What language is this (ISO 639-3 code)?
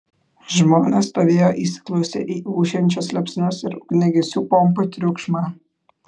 lit